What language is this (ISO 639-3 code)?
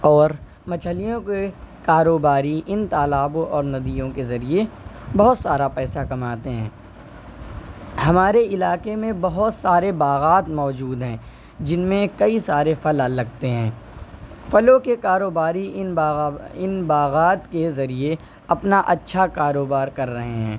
urd